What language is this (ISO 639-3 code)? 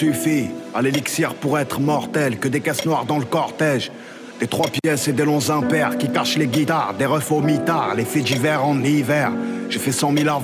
fra